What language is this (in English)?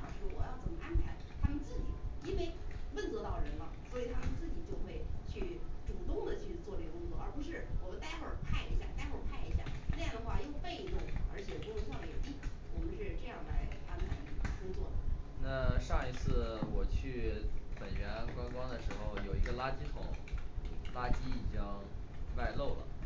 Chinese